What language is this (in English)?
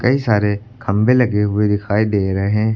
Hindi